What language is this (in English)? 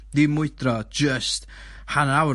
Welsh